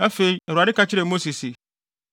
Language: Akan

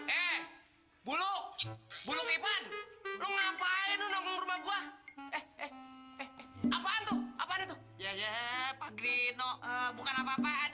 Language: Indonesian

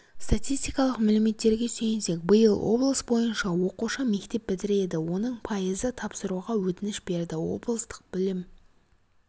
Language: Kazakh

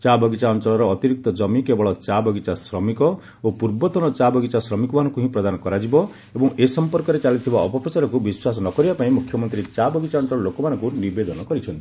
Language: Odia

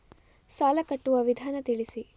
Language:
Kannada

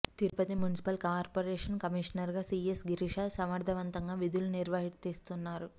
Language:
Telugu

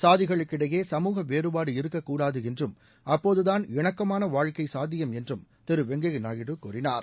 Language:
Tamil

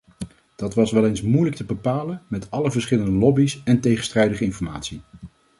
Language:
Dutch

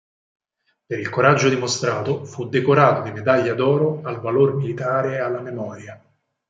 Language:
Italian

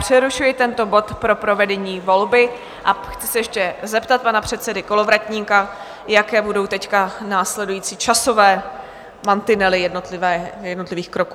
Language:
Czech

